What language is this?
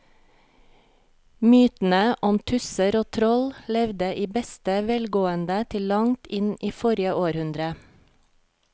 Norwegian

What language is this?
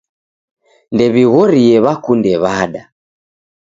Taita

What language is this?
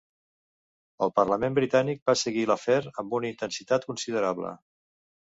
Catalan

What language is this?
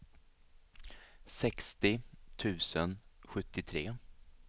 Swedish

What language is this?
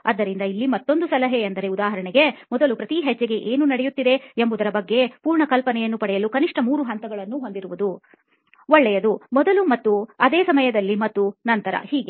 Kannada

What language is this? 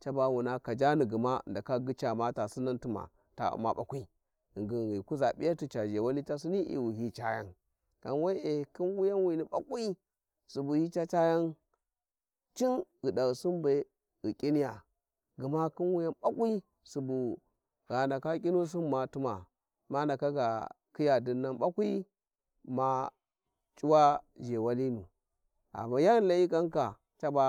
Warji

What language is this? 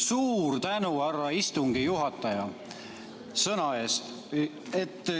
Estonian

